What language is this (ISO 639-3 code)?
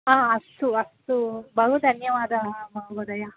san